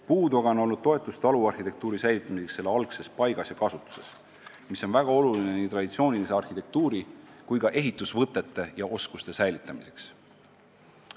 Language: Estonian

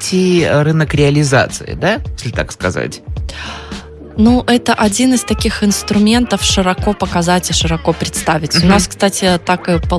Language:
Russian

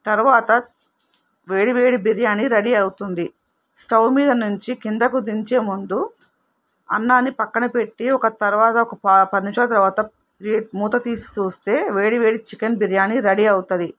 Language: Telugu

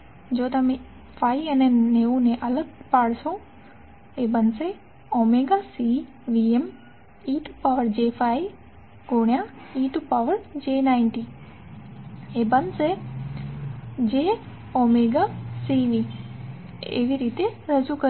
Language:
Gujarati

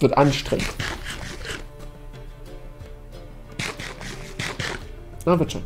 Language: German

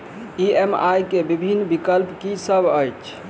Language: Maithili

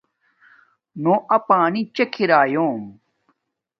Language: Domaaki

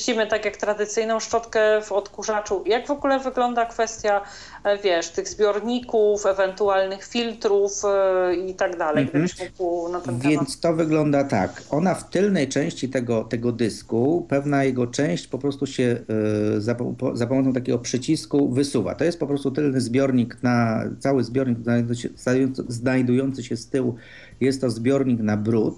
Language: Polish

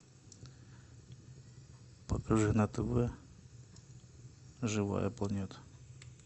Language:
Russian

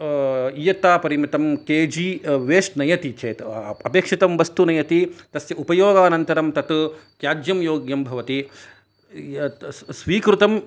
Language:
Sanskrit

